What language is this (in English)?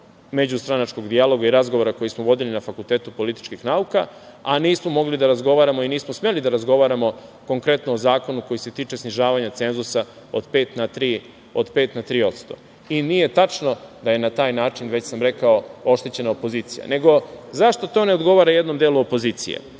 Serbian